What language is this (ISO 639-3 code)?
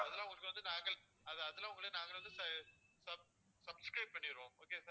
tam